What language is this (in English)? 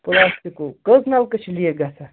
Kashmiri